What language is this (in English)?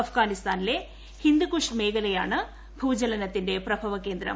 Malayalam